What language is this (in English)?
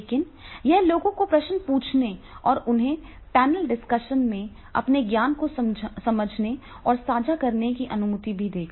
Hindi